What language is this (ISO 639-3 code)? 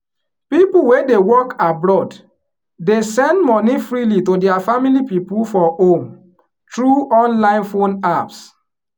pcm